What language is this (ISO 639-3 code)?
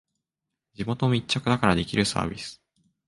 jpn